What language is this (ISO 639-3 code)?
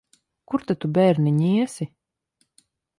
lav